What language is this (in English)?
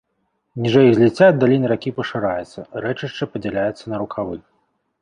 Belarusian